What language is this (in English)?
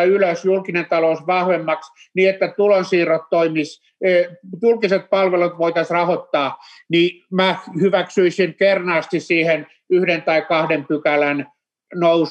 Finnish